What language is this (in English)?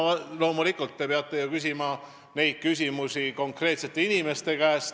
Estonian